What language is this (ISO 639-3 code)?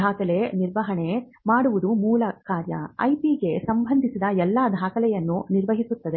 kan